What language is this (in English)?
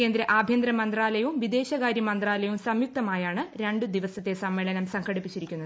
Malayalam